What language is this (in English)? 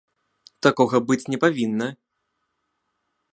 Belarusian